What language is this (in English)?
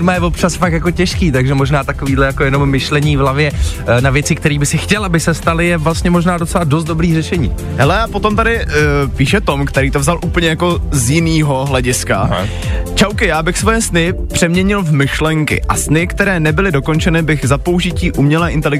Czech